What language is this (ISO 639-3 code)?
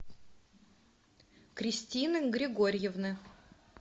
rus